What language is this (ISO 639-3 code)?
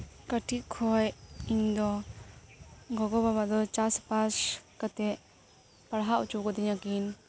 sat